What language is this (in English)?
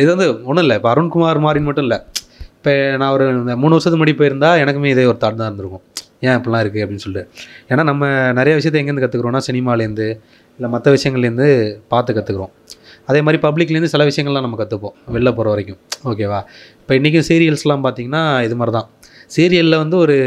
Tamil